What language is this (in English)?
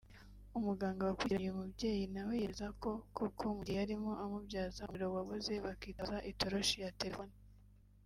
Kinyarwanda